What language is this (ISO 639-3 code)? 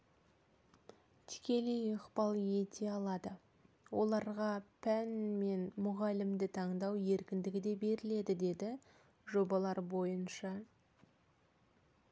kaz